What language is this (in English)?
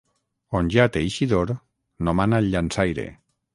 Catalan